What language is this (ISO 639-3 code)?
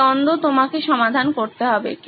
ben